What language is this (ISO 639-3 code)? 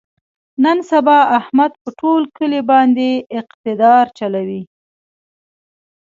pus